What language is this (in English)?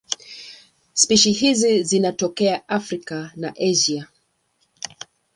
Swahili